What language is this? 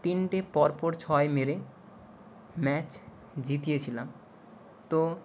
Bangla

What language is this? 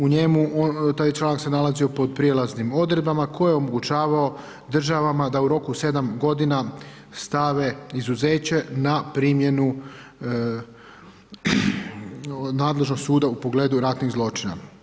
Croatian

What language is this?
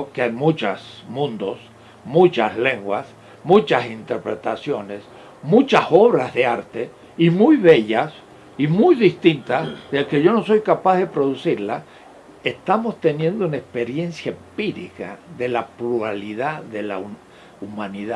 Spanish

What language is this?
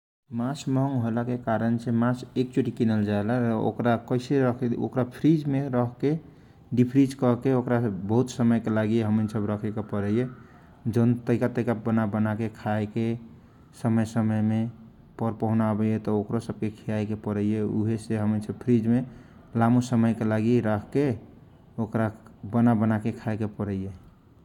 Kochila Tharu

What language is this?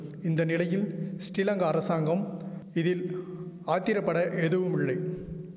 Tamil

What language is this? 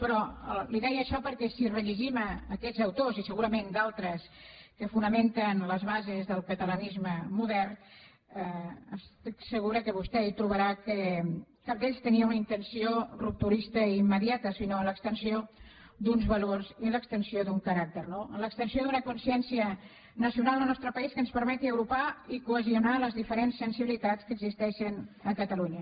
Catalan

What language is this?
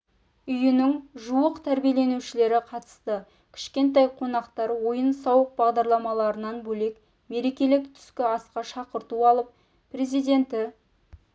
Kazakh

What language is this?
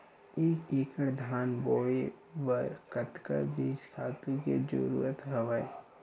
Chhattisgarhi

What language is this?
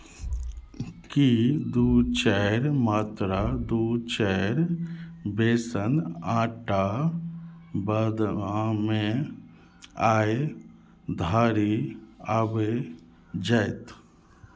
Maithili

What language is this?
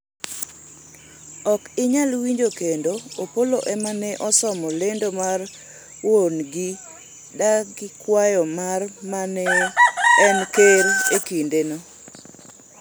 Luo (Kenya and Tanzania)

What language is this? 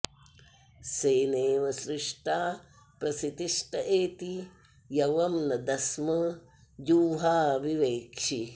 Sanskrit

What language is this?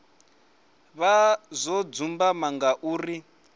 Venda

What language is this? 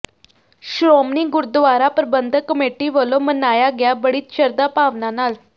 Punjabi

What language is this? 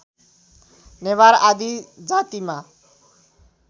Nepali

